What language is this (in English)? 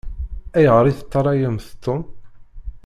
Kabyle